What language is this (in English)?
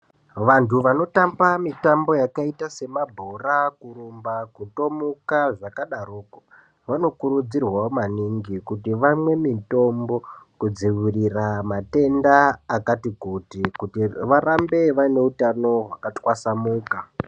Ndau